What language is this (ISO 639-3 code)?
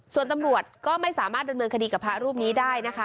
tha